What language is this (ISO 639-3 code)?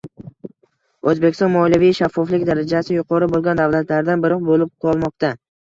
uzb